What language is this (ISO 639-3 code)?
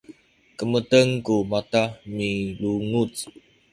szy